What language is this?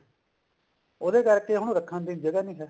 Punjabi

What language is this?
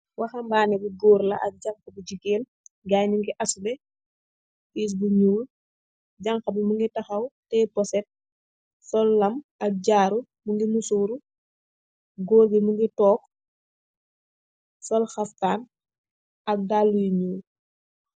Wolof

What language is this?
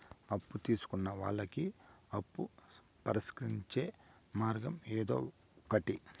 Telugu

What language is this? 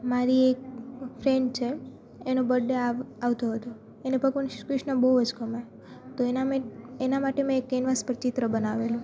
Gujarati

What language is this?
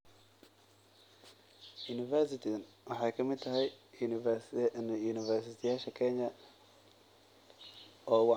Somali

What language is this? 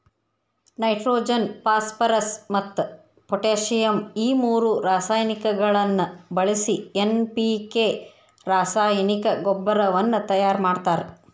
Kannada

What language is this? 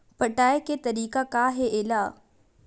Chhattisgarhi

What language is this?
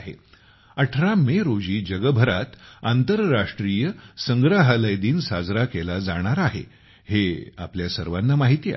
Marathi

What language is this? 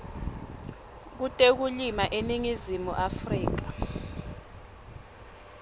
Swati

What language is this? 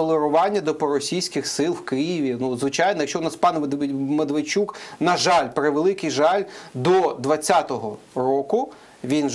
Ukrainian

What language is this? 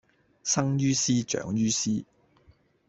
Cantonese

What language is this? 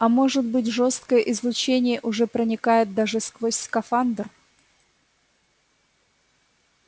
Russian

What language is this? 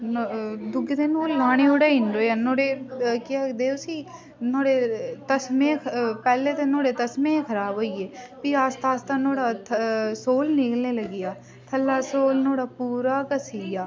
Dogri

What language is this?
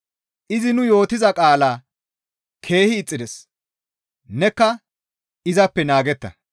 Gamo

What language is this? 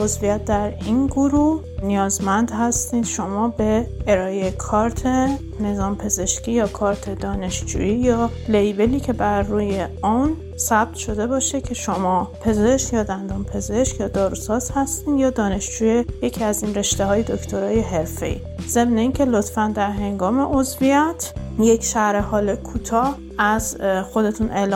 Persian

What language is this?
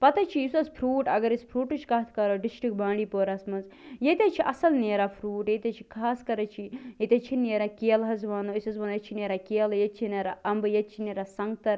Kashmiri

